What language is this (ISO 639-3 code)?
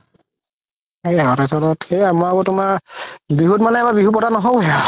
asm